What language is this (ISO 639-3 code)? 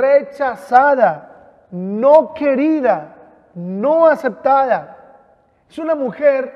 spa